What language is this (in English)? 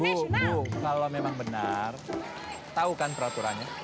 Indonesian